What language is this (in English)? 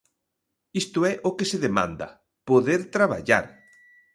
Galician